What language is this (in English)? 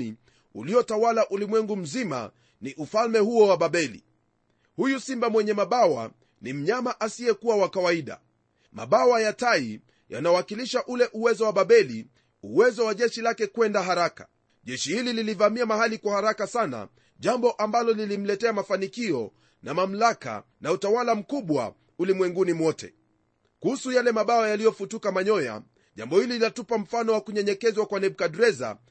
Swahili